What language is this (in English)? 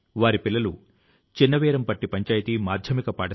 Telugu